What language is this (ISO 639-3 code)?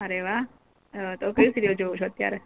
guj